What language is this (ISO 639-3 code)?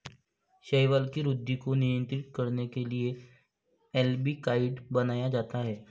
mar